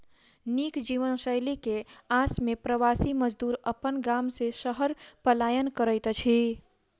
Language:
Maithili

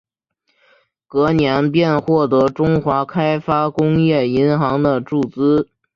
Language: Chinese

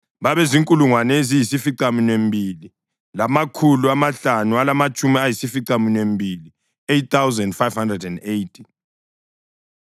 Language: North Ndebele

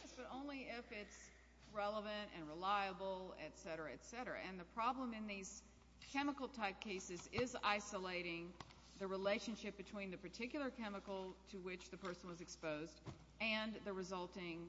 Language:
English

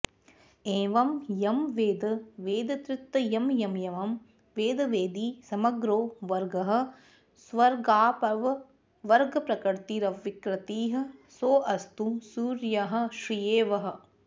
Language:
Sanskrit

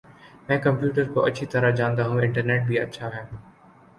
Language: Urdu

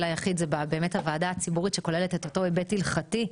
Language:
Hebrew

